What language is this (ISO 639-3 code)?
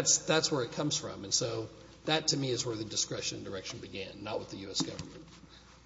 eng